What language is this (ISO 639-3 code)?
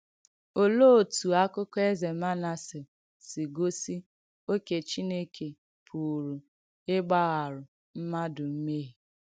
ibo